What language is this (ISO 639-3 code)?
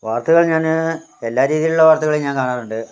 mal